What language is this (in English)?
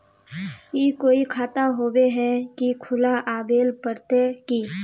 Magahi